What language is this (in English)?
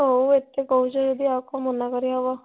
Odia